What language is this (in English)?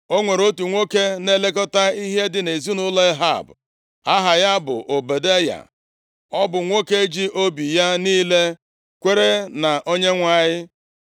Igbo